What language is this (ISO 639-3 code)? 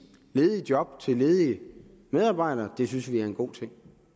dan